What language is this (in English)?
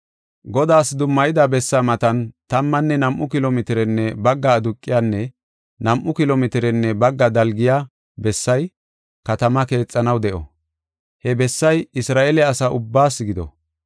Gofa